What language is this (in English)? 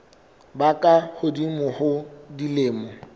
Southern Sotho